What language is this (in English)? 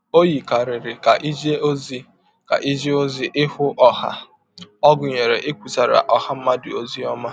Igbo